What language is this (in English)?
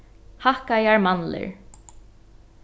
Faroese